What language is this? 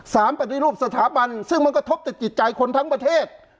Thai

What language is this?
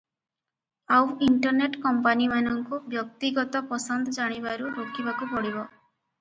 Odia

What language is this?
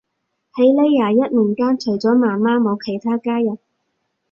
Cantonese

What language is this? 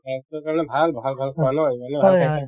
Assamese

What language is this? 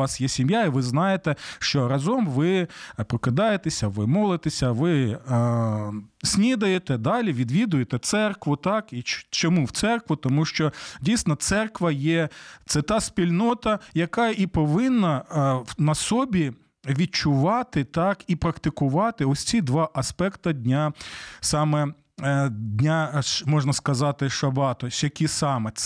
Ukrainian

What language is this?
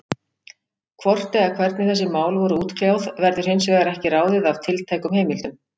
Icelandic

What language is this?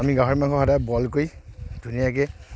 Assamese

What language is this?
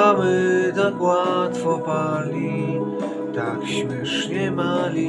Polish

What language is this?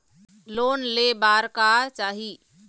Chhattisgarhi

